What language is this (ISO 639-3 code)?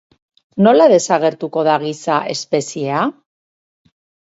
eus